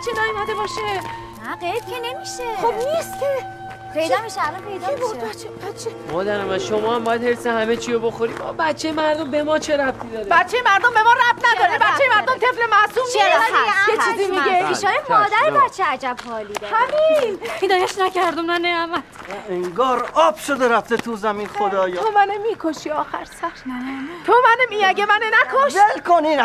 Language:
Persian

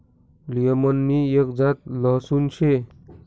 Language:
Marathi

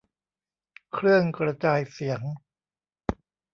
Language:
Thai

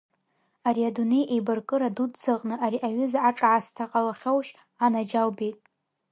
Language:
Abkhazian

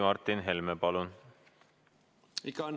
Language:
Estonian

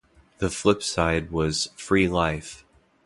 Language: English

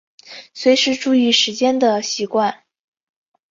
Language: Chinese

